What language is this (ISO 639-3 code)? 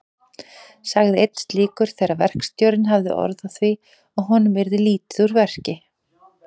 isl